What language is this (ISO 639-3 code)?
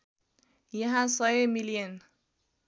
nep